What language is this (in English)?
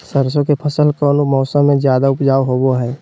Magahi